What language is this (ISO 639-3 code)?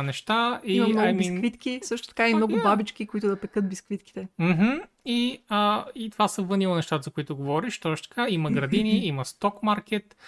bul